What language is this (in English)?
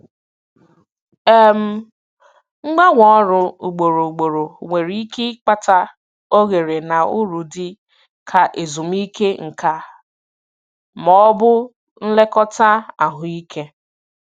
Igbo